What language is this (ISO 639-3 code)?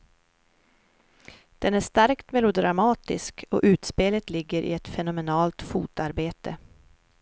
swe